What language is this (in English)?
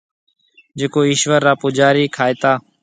Marwari (Pakistan)